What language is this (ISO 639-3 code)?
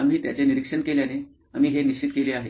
mar